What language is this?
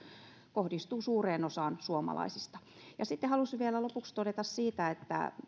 Finnish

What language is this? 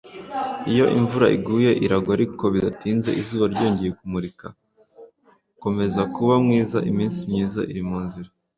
Kinyarwanda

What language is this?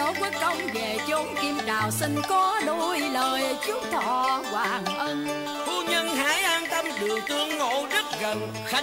Vietnamese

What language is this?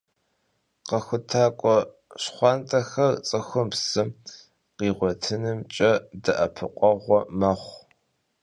Kabardian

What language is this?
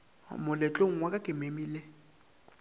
Northern Sotho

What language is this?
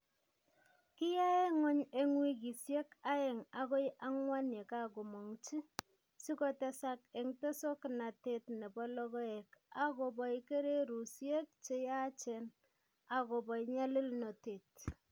Kalenjin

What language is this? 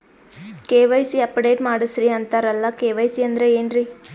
Kannada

